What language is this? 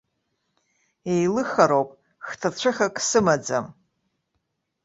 Abkhazian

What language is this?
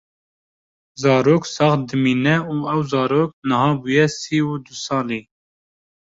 Kurdish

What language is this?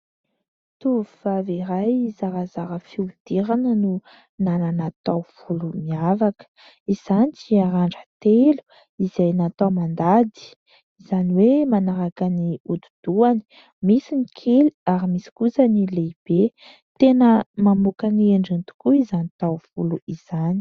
Malagasy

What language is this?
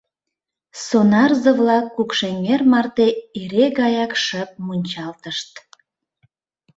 Mari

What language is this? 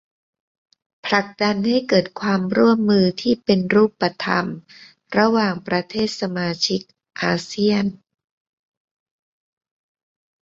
Thai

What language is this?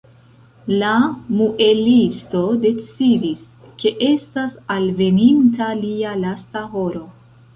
Esperanto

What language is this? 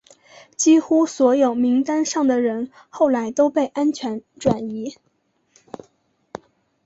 Chinese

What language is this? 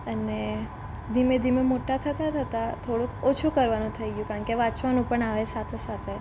Gujarati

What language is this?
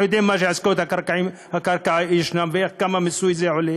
Hebrew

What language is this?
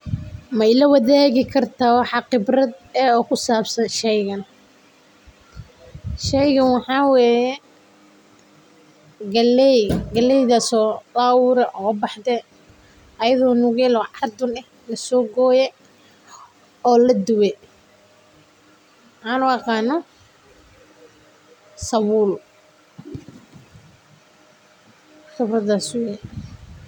Somali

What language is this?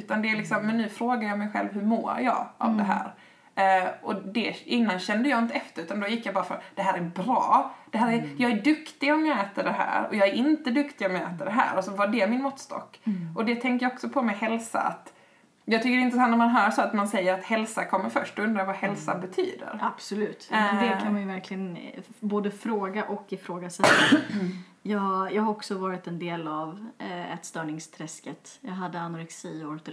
Swedish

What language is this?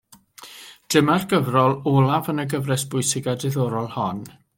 Welsh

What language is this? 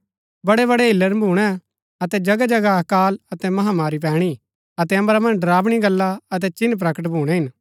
Gaddi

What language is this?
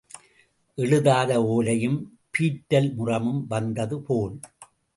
Tamil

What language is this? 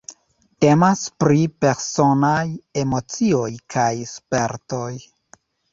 Esperanto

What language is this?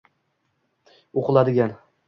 Uzbek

